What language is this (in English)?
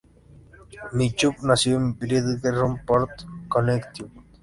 Spanish